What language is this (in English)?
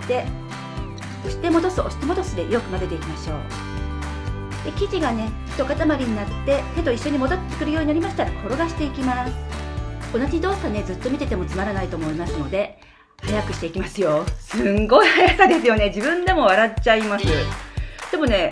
Japanese